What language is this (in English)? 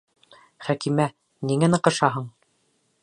Bashkir